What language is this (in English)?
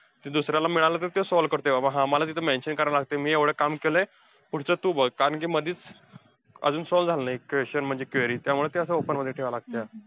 Marathi